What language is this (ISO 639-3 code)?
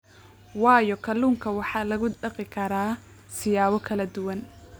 som